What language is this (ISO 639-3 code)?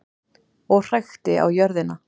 isl